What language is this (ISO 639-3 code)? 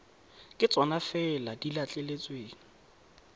tsn